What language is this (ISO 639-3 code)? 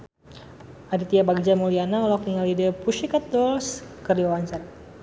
sun